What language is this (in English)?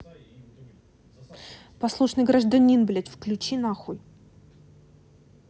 Russian